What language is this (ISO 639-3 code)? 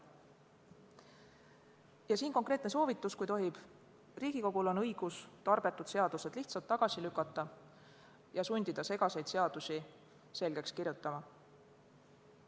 est